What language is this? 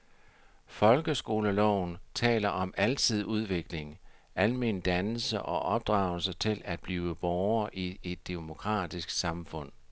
Danish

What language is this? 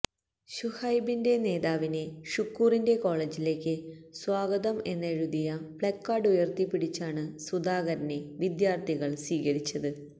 Malayalam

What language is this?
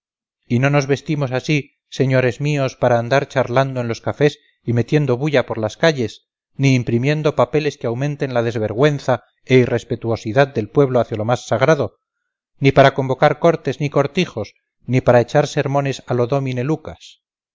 Spanish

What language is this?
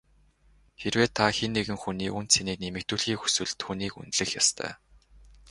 Mongolian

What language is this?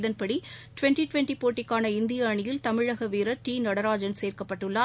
Tamil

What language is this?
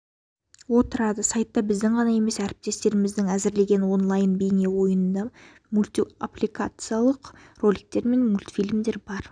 Kazakh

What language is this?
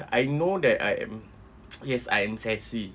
English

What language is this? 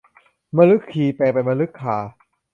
Thai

